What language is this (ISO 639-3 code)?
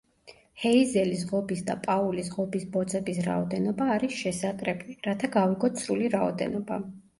kat